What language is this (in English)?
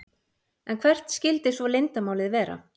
Icelandic